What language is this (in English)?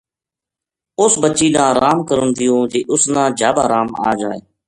Gujari